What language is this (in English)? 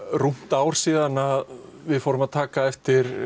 Icelandic